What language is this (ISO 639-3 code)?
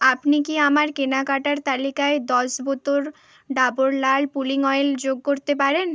ben